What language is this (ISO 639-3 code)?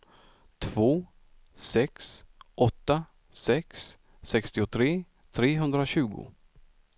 swe